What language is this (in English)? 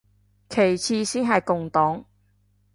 Cantonese